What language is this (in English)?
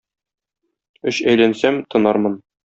Tatar